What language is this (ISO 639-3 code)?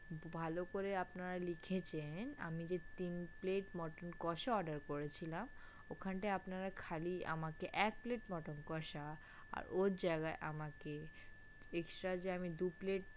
ben